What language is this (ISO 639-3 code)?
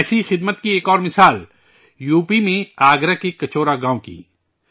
urd